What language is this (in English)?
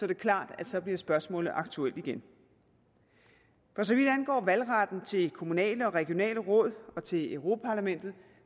Danish